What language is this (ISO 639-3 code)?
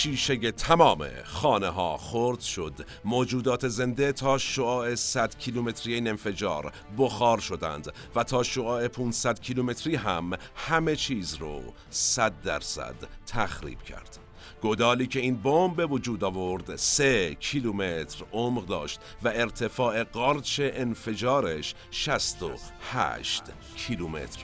fas